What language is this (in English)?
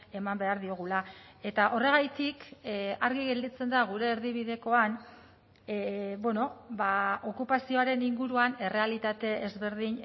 Basque